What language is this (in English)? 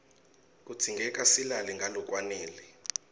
Swati